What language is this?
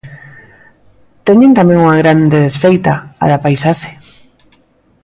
Galician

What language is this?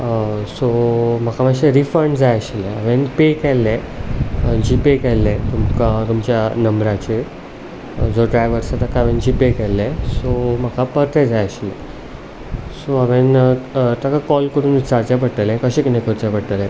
Konkani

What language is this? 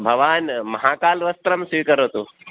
Sanskrit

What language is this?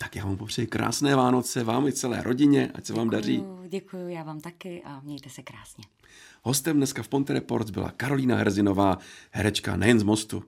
Czech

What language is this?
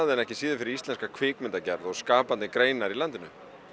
Icelandic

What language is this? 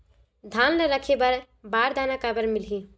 Chhattisgarhi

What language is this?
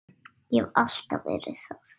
Icelandic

